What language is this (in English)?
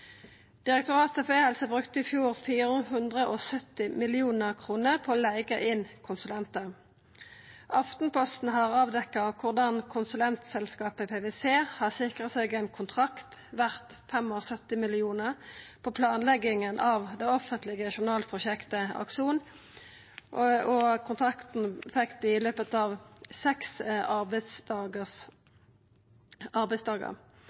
Norwegian Nynorsk